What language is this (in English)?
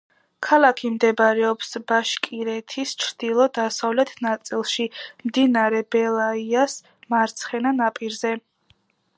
Georgian